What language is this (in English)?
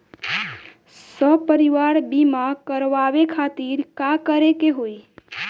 Bhojpuri